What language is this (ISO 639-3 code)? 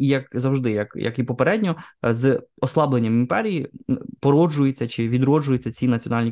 ukr